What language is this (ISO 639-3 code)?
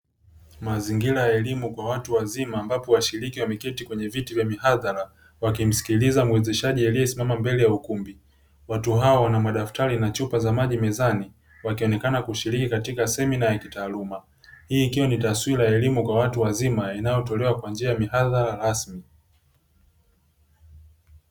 swa